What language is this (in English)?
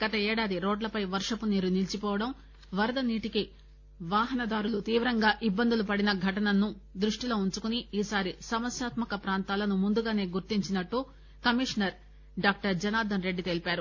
Telugu